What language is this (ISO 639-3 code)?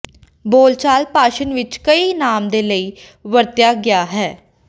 pan